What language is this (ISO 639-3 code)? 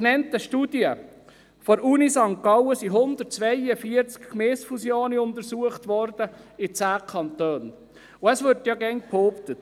gsw